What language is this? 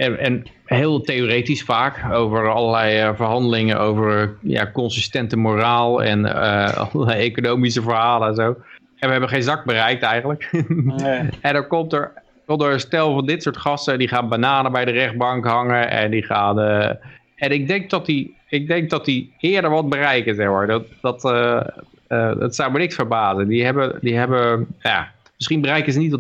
Dutch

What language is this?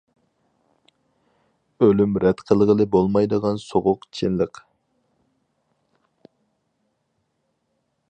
Uyghur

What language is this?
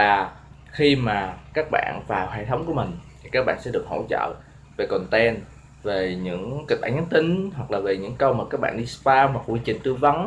Vietnamese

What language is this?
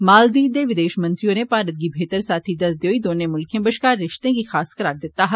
Dogri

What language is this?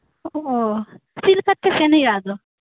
Santali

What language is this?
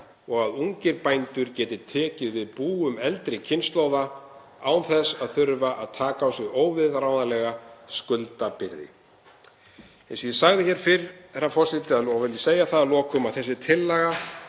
Icelandic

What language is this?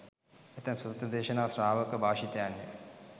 Sinhala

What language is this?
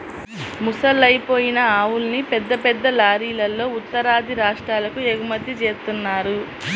Telugu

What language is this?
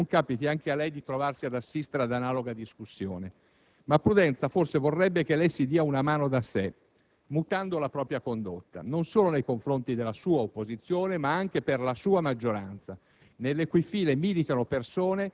Italian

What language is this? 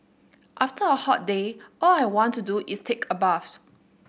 English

